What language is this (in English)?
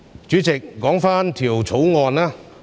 Cantonese